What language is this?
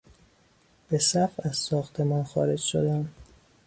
Persian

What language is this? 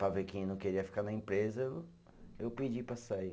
Portuguese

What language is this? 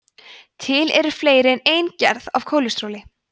Icelandic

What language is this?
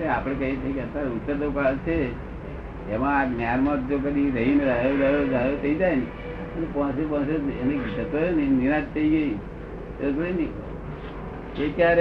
Gujarati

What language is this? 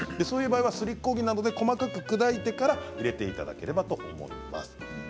Japanese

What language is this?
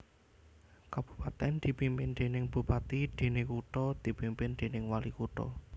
Javanese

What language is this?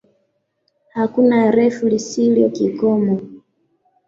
Swahili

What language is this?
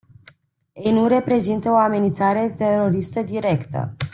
Romanian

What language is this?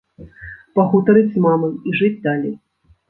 Belarusian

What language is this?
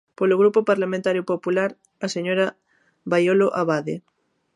Galician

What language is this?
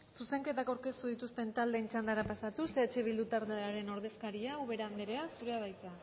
Basque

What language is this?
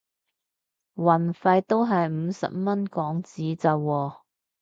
Cantonese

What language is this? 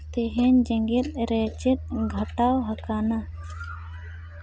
Santali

